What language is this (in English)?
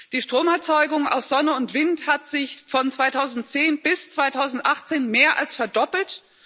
German